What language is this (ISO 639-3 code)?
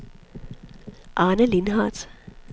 dan